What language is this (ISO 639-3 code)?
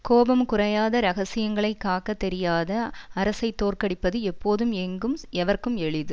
tam